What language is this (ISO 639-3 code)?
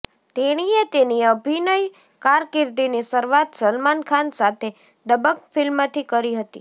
guj